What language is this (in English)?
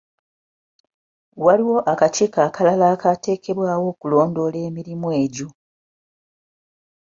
Ganda